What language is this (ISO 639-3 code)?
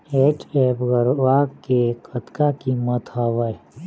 hne